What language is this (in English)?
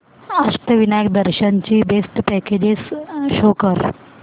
Marathi